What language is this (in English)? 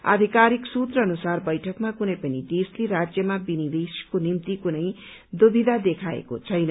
Nepali